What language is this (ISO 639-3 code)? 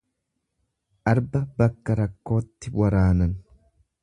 orm